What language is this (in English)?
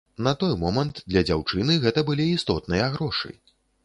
Belarusian